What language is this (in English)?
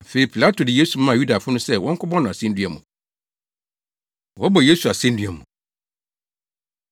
Akan